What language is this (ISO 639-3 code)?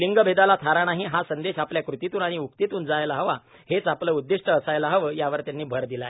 mar